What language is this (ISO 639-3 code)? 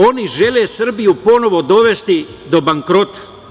srp